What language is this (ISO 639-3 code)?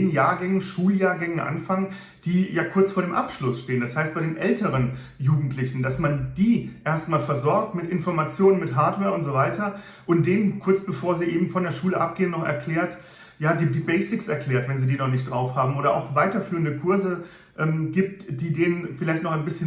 deu